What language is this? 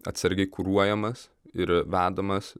Lithuanian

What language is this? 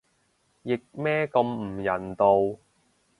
Cantonese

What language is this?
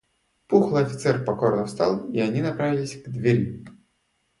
Russian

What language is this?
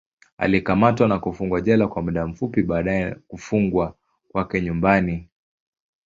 Swahili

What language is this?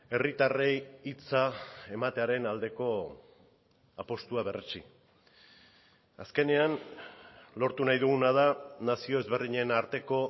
Basque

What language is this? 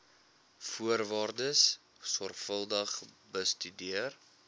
Afrikaans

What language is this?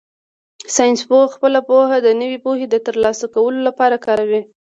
Pashto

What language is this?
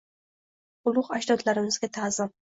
Uzbek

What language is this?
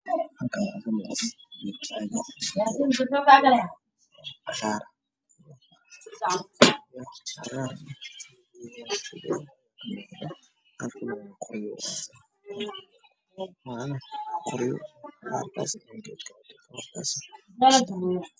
Somali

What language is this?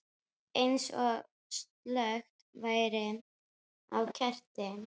Icelandic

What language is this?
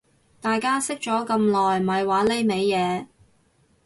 Cantonese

